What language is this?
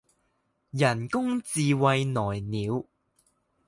Chinese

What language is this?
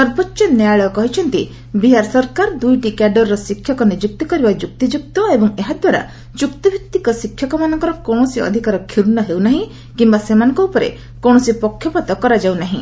Odia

